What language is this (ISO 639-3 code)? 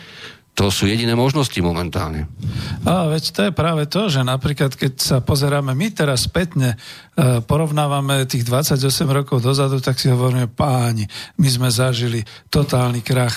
slk